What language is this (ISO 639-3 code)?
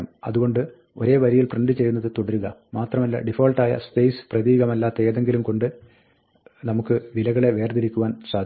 mal